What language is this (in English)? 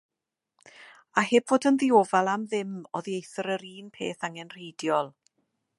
Welsh